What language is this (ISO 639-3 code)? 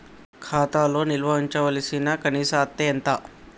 tel